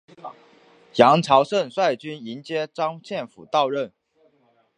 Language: Chinese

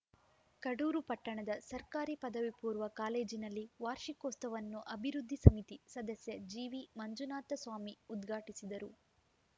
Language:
Kannada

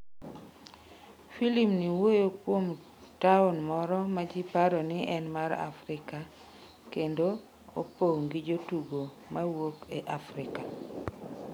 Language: Luo (Kenya and Tanzania)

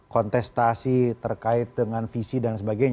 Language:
Indonesian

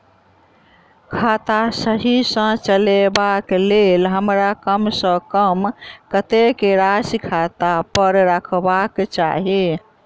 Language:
Maithili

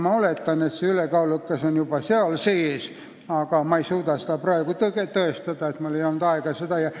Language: Estonian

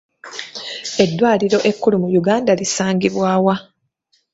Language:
Ganda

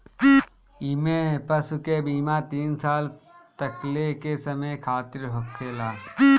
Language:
Bhojpuri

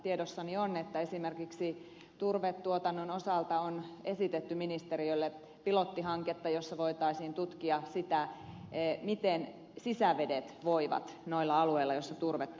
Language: Finnish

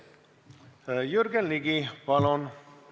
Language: Estonian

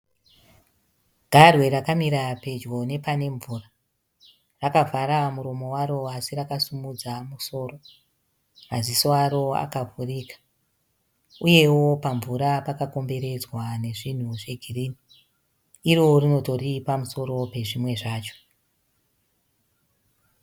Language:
Shona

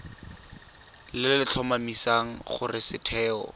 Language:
Tswana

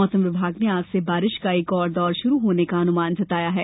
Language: Hindi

